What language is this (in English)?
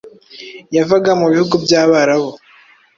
Kinyarwanda